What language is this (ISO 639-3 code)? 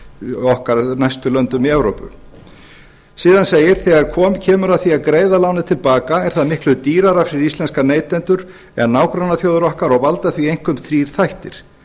isl